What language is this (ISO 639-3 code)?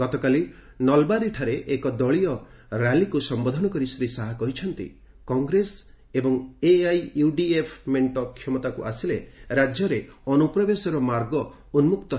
ori